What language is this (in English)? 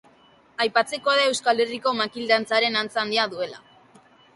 Basque